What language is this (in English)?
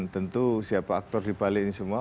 Indonesian